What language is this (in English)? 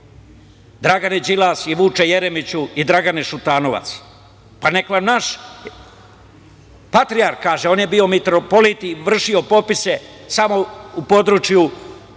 Serbian